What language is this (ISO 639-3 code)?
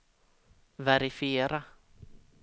swe